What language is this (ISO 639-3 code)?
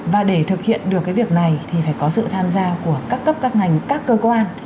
vie